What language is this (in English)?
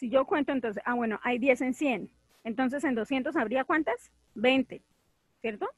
Spanish